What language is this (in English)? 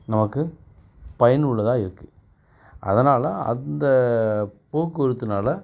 Tamil